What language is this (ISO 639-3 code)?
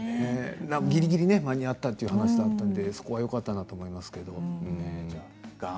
jpn